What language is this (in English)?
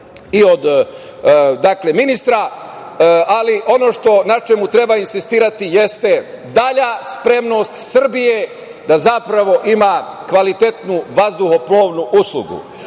Serbian